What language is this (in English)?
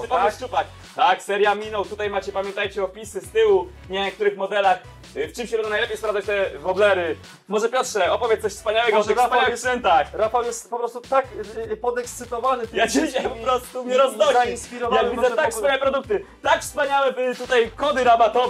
Polish